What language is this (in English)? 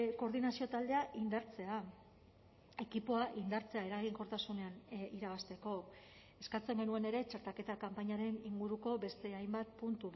Basque